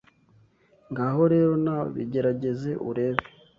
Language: Kinyarwanda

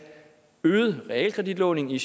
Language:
Danish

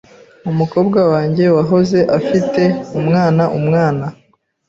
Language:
Kinyarwanda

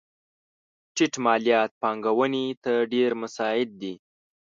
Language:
Pashto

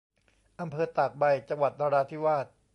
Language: Thai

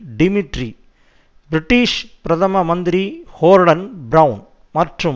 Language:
Tamil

